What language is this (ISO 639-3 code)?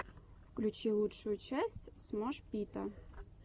rus